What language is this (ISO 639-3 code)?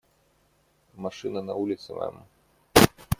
rus